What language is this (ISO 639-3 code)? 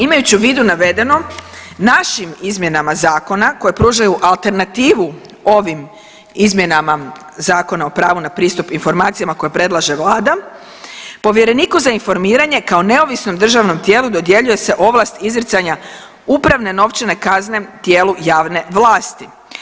hrv